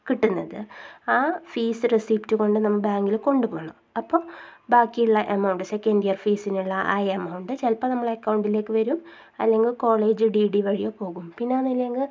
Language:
Malayalam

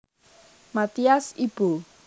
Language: Javanese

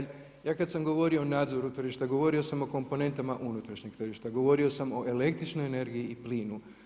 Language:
Croatian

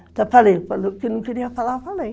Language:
Portuguese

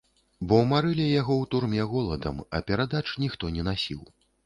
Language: Belarusian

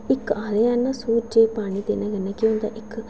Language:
Dogri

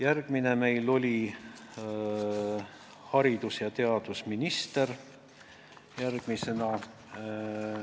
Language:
Estonian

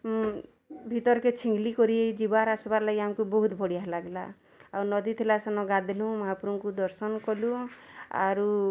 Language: Odia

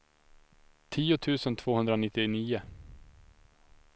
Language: Swedish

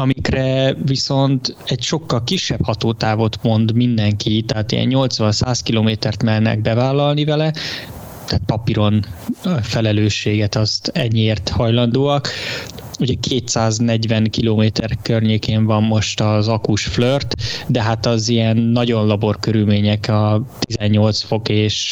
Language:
Hungarian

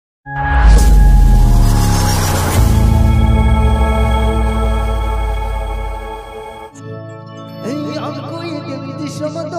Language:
Arabic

